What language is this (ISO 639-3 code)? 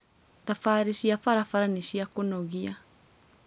kik